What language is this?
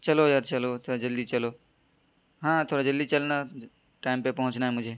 Urdu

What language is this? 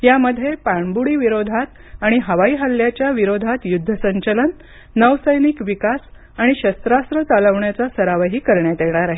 Marathi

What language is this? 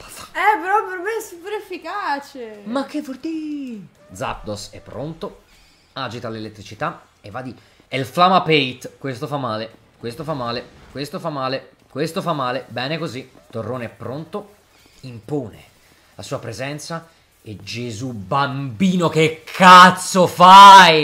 Italian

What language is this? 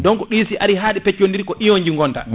Fula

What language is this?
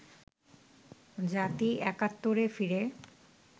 Bangla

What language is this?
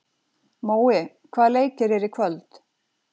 Icelandic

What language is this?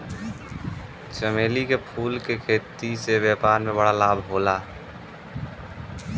Bhojpuri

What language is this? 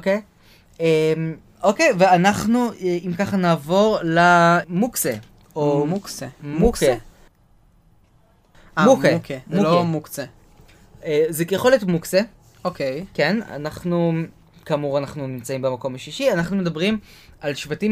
Hebrew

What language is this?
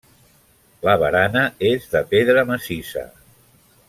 Catalan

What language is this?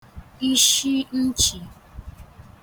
Igbo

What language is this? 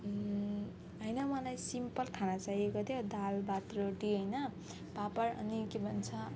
Nepali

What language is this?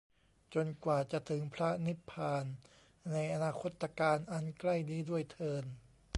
Thai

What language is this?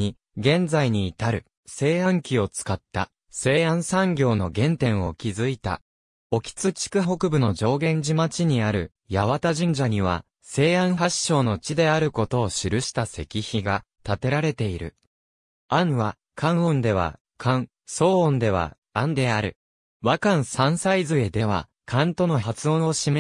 Japanese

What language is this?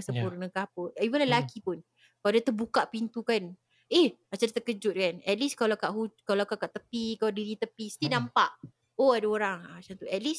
Malay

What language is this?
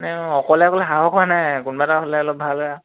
Assamese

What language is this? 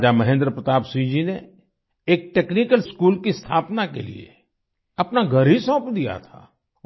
Hindi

